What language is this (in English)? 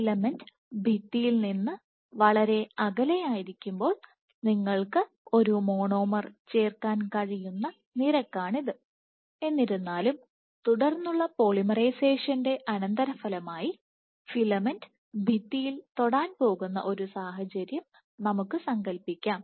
Malayalam